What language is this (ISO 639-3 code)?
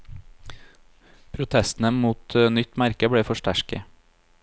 nor